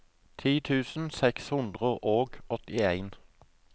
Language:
Norwegian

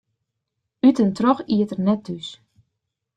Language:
Western Frisian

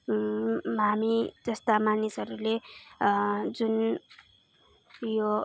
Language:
Nepali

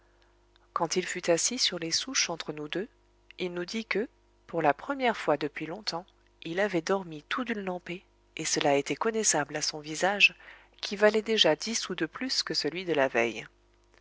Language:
French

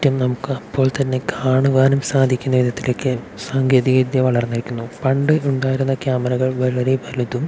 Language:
Malayalam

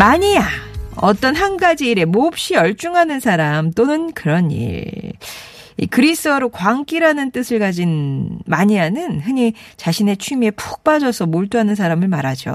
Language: Korean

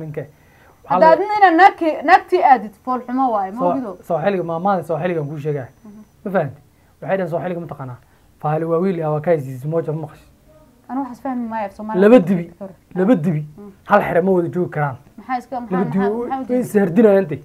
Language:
Arabic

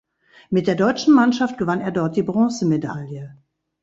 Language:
German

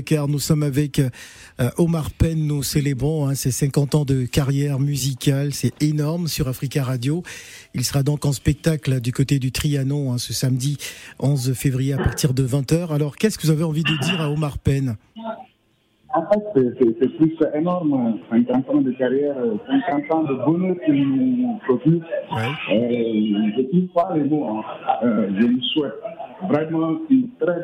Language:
French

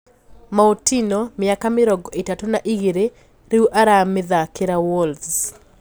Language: Kikuyu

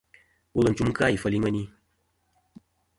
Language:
Kom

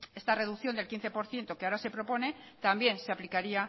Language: Spanish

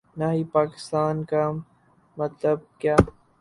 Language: Urdu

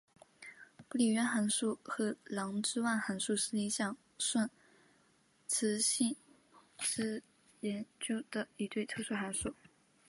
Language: Chinese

